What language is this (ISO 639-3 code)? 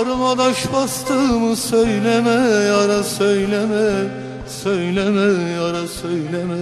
tur